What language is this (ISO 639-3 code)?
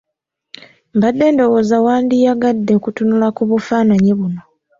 lug